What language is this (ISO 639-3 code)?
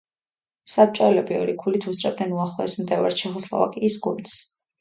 kat